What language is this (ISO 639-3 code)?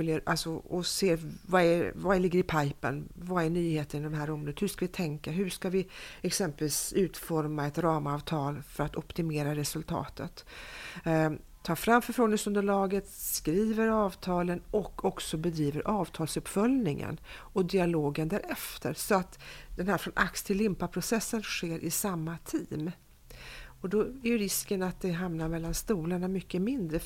swe